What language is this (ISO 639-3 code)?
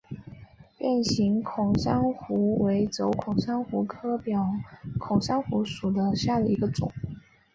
zho